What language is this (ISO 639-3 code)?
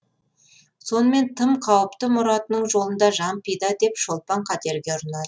kaz